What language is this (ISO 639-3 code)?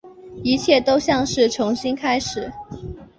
zho